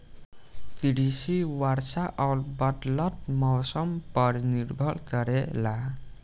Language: Bhojpuri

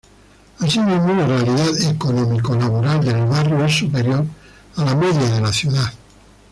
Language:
Spanish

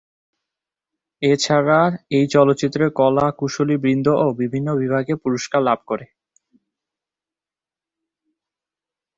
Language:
Bangla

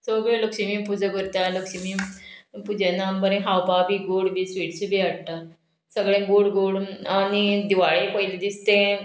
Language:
Konkani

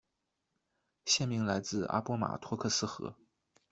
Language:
Chinese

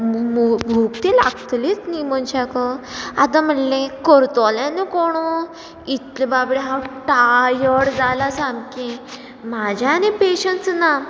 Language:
Konkani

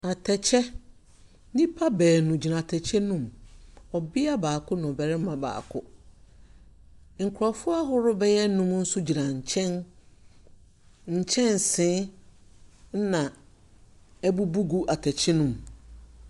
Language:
Akan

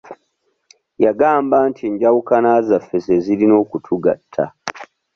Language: Ganda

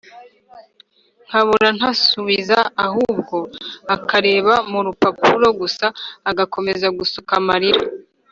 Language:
Kinyarwanda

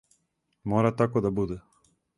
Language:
Serbian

